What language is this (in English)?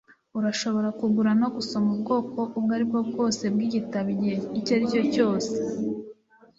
Kinyarwanda